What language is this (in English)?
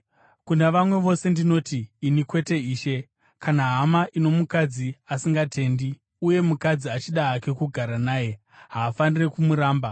Shona